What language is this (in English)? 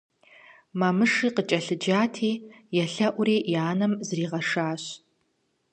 Kabardian